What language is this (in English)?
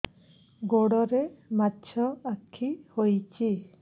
Odia